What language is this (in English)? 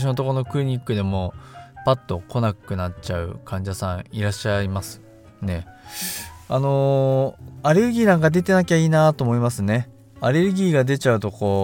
Japanese